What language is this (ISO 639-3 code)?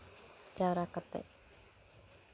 sat